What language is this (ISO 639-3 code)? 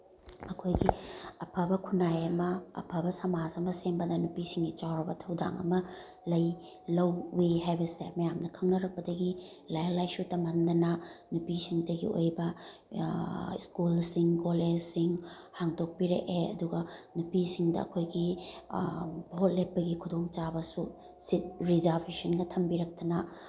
mni